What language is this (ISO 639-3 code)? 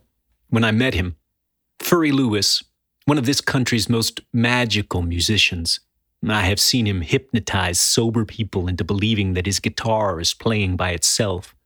eng